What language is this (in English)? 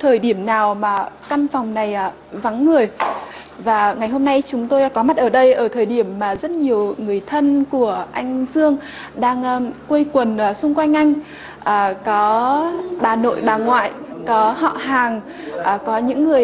Vietnamese